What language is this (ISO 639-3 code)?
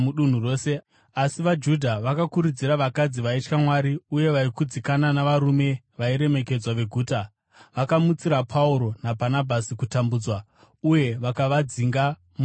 sna